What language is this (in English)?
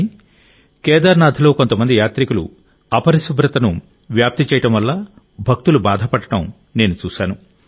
Telugu